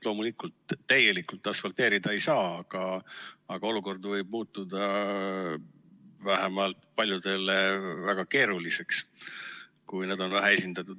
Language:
Estonian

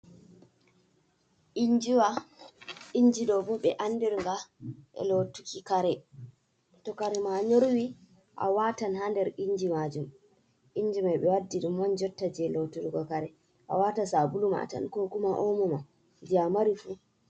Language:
Fula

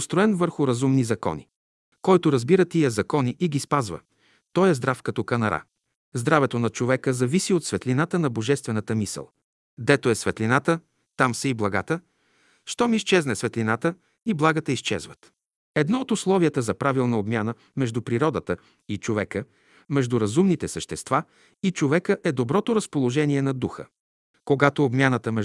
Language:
Bulgarian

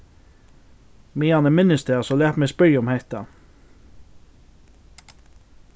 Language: Faroese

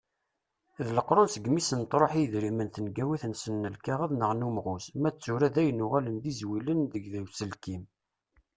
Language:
Kabyle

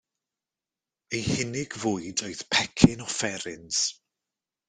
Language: Welsh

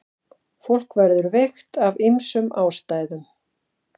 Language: Icelandic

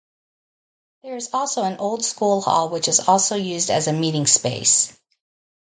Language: English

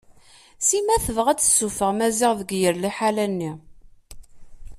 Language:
Kabyle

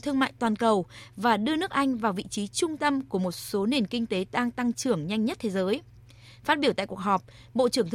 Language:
Vietnamese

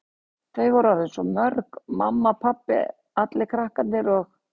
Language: Icelandic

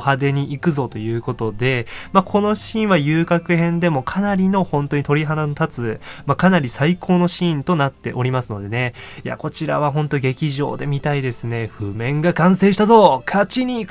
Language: Japanese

